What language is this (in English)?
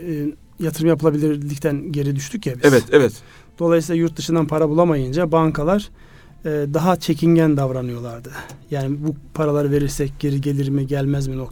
Turkish